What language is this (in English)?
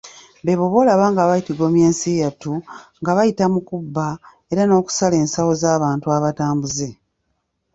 Ganda